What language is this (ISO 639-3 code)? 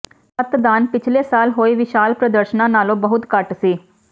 pan